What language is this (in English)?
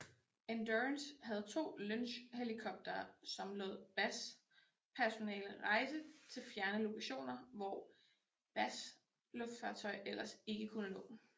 Danish